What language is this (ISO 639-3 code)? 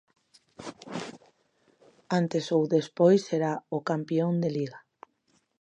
glg